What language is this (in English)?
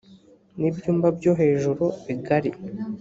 Kinyarwanda